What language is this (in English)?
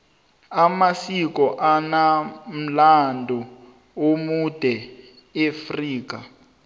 South Ndebele